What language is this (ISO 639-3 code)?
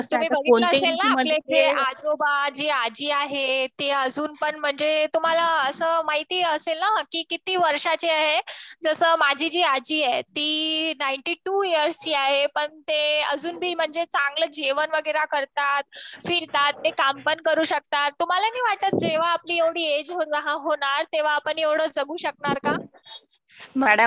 mar